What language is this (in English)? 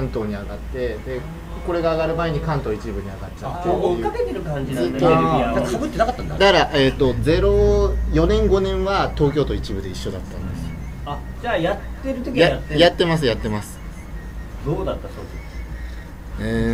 Japanese